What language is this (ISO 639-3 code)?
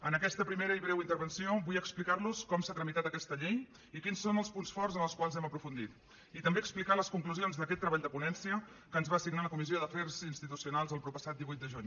cat